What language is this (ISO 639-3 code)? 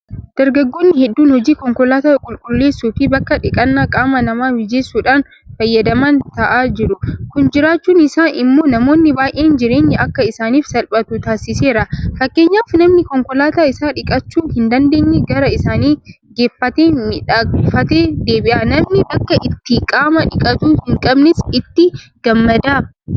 orm